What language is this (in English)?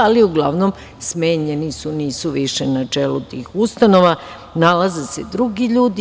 Serbian